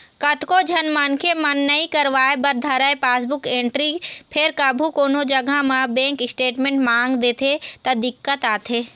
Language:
Chhattisgarhi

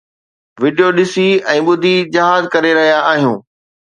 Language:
Sindhi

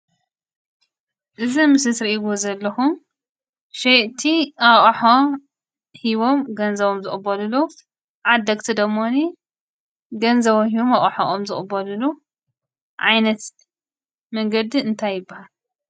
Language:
Tigrinya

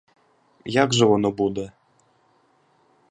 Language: Ukrainian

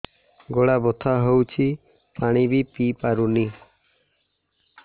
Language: Odia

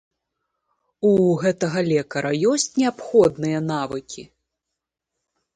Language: Belarusian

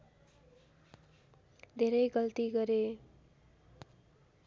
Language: Nepali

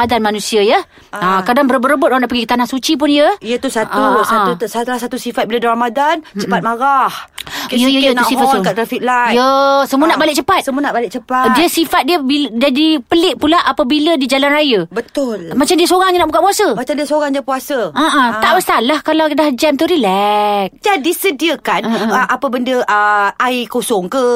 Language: Malay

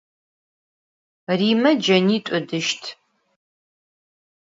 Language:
Adyghe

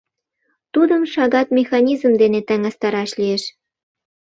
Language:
Mari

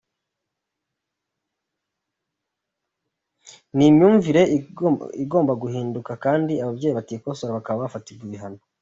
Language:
Kinyarwanda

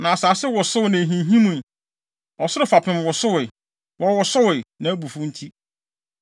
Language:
Akan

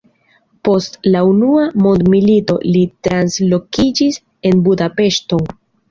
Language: Esperanto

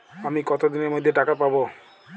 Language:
Bangla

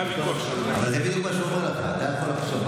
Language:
Hebrew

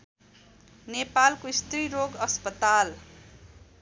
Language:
Nepali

